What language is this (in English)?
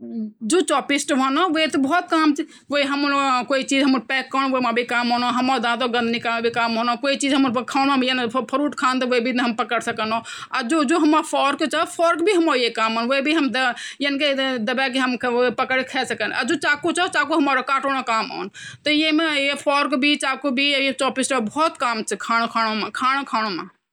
Garhwali